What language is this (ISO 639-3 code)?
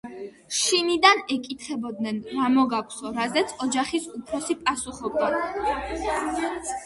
kat